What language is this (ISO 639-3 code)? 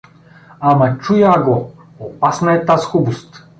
bul